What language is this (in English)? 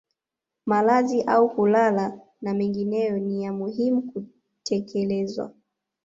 Swahili